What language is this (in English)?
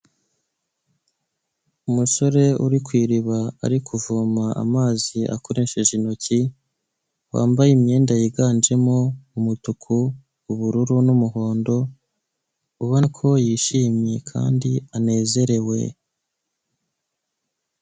Kinyarwanda